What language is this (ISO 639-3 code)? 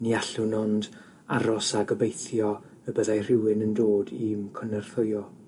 cym